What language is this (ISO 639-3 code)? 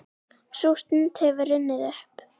isl